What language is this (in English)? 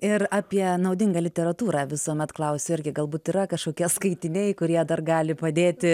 Lithuanian